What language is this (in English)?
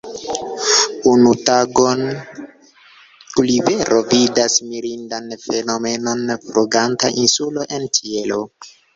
Esperanto